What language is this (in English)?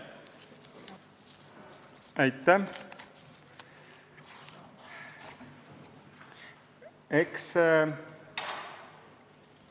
Estonian